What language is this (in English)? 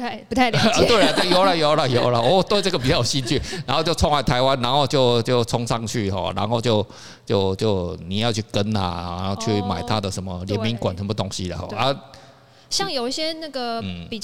Chinese